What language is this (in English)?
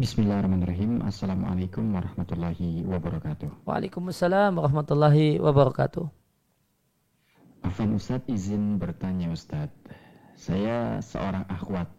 Indonesian